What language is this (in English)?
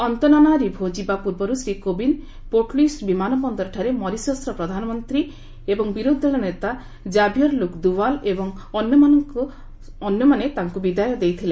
Odia